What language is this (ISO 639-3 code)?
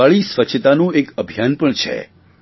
guj